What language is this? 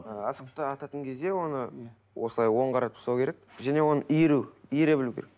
Kazakh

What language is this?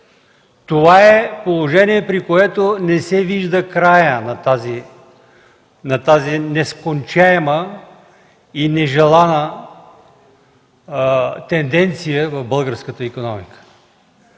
Bulgarian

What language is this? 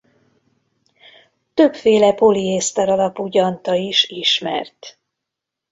Hungarian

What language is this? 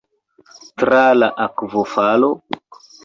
Esperanto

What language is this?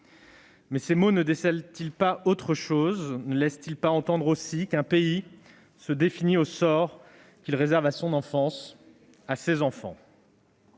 French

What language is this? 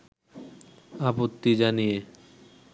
Bangla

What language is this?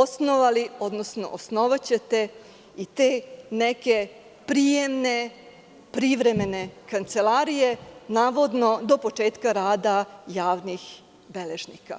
Serbian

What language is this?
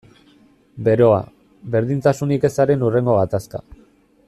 Basque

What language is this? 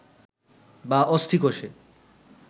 Bangla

